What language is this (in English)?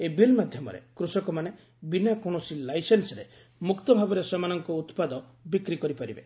Odia